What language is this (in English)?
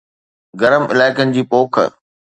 Sindhi